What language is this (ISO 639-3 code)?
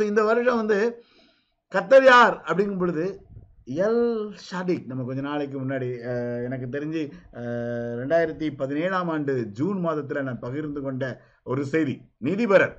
tam